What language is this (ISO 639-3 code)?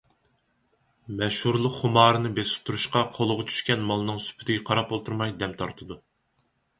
uig